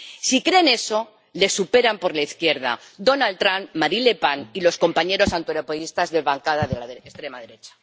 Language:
Spanish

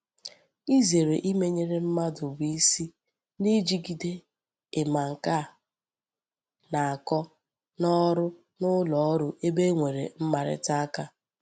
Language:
Igbo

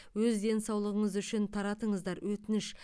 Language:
Kazakh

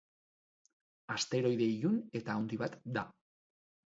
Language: Basque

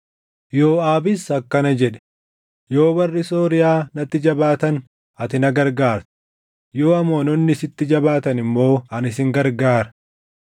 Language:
Oromo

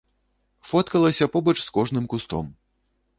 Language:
Belarusian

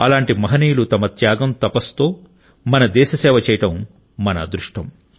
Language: Telugu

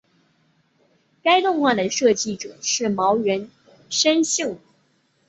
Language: Chinese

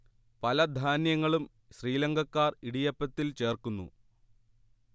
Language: Malayalam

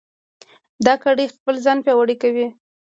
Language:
Pashto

